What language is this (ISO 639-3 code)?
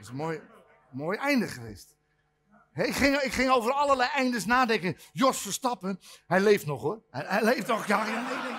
nld